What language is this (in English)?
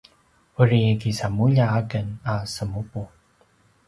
Paiwan